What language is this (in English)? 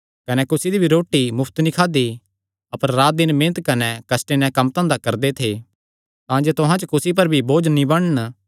Kangri